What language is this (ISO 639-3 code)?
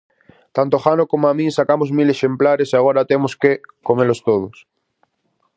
glg